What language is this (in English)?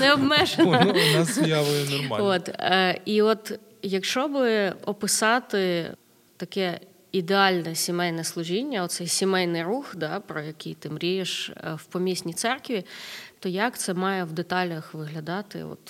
Ukrainian